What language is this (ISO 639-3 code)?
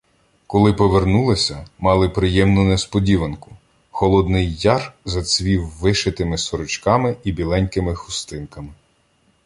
ukr